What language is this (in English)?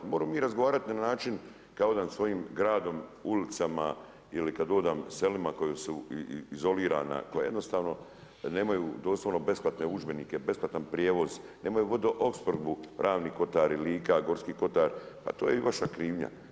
Croatian